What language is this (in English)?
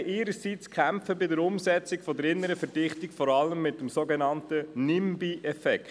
Swiss German